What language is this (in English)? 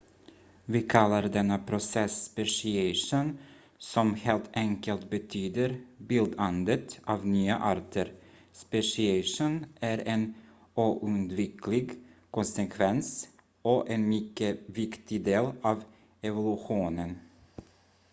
Swedish